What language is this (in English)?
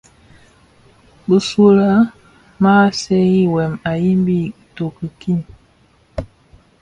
Bafia